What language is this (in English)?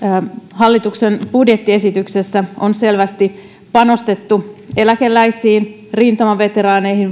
Finnish